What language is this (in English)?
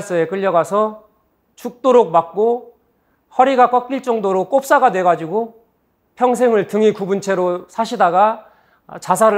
Korean